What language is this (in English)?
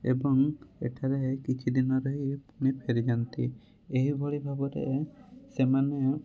Odia